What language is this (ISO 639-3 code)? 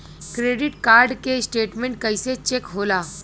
bho